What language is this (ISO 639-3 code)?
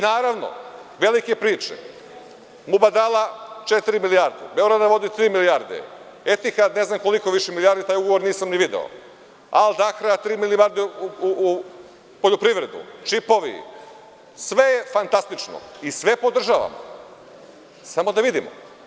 srp